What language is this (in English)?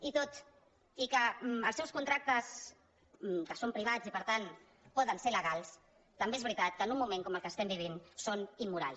Catalan